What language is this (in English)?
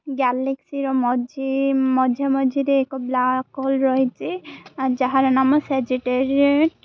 Odia